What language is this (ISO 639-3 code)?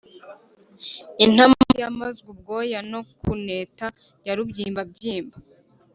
kin